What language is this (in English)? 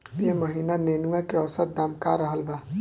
Bhojpuri